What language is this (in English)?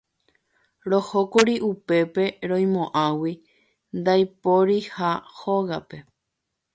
Guarani